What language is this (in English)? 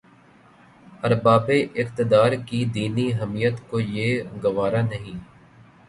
Urdu